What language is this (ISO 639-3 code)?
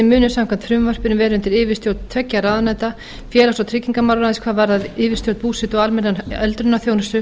isl